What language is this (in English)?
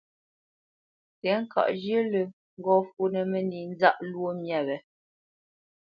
Bamenyam